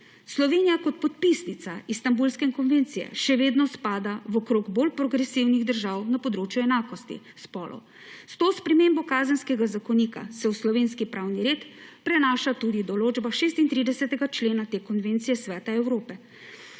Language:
Slovenian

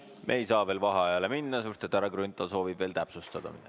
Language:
Estonian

